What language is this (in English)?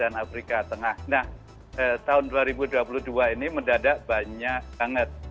Indonesian